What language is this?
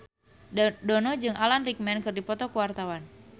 Sundanese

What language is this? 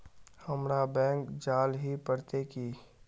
Magahi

